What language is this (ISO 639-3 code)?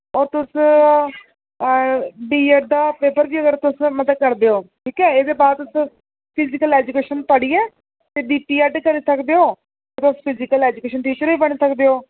doi